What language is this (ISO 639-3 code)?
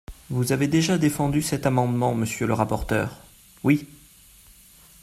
fra